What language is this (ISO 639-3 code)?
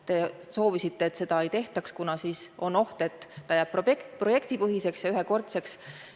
est